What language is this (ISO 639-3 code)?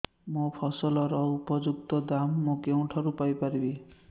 ori